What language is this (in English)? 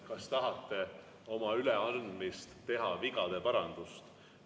Estonian